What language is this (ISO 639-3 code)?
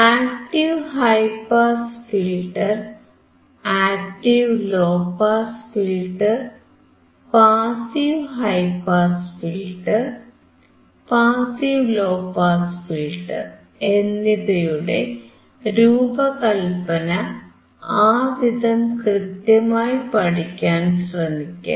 mal